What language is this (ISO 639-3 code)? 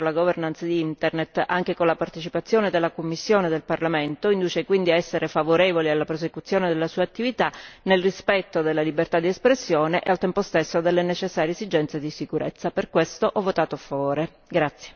ita